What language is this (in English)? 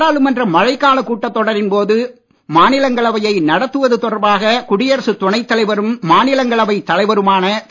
Tamil